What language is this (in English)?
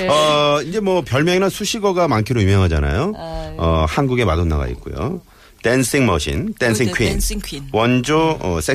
Korean